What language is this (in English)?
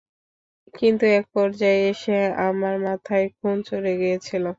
Bangla